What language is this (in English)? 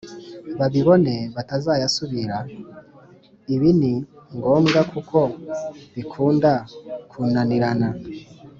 Kinyarwanda